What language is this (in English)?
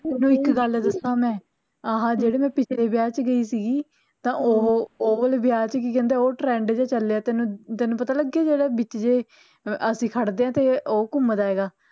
Punjabi